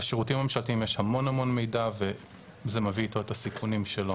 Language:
Hebrew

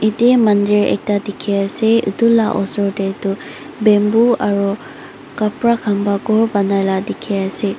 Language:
Naga Pidgin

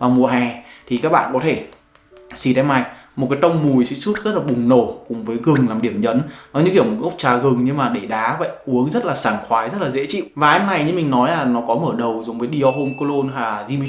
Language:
Vietnamese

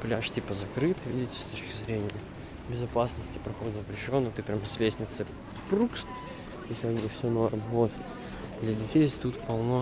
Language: Russian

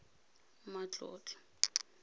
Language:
Tswana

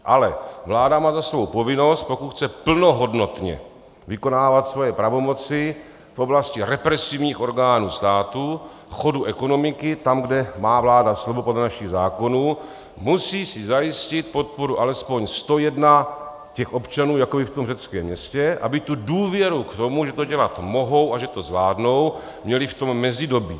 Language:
Czech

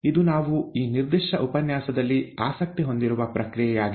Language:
Kannada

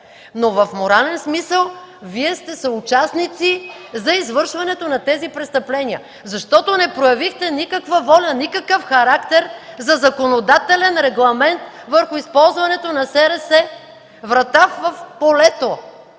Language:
Bulgarian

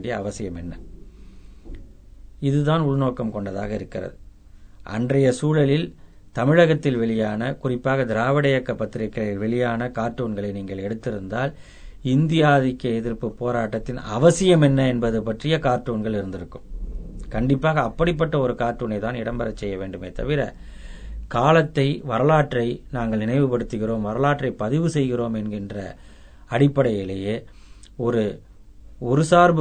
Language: Tamil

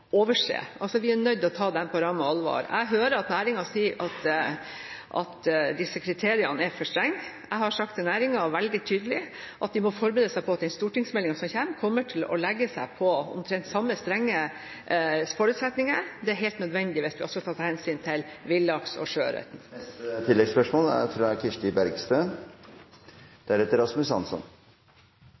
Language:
Norwegian Bokmål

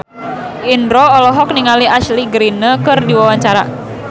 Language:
Sundanese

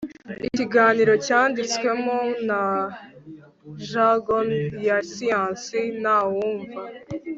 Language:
Kinyarwanda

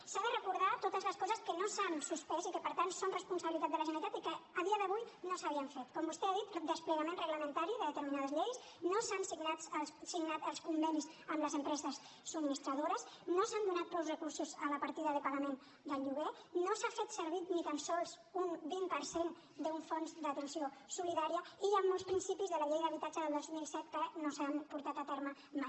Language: Catalan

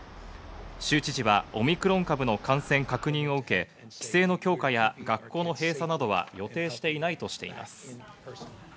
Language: Japanese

